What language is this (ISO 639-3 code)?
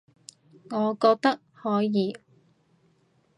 yue